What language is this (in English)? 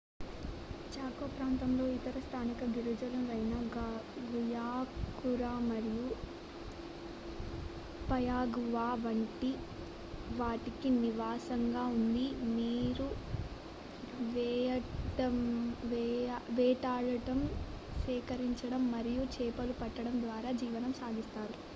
Telugu